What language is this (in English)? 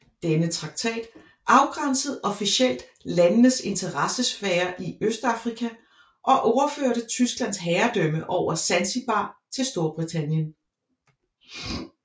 Danish